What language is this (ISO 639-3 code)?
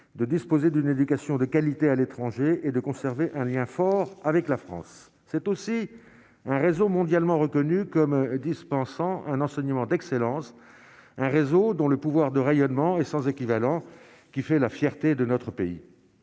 fra